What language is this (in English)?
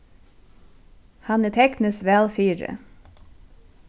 Faroese